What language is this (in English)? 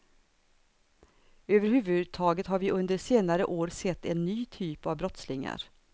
Swedish